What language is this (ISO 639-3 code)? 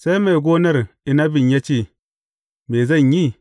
hau